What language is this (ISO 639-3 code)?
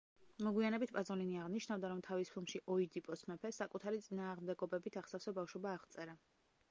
kat